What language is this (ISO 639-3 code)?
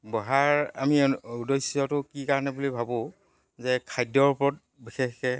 asm